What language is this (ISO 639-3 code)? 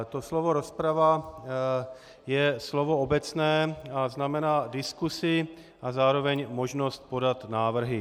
ces